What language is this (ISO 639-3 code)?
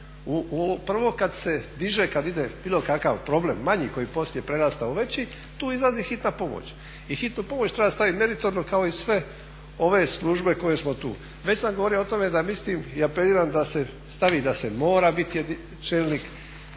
hrv